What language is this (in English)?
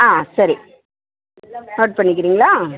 Tamil